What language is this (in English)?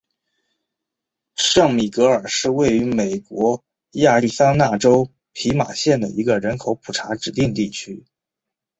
Chinese